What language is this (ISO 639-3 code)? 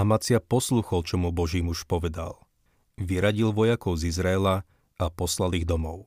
slk